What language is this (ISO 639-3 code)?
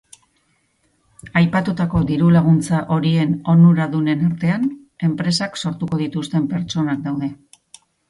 eus